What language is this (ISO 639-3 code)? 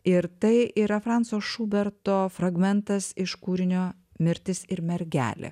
lit